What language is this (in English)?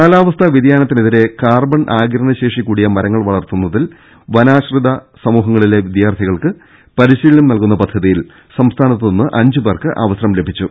Malayalam